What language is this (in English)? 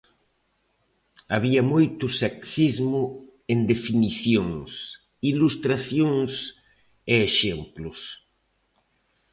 Galician